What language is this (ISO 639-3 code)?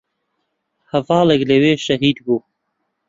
ckb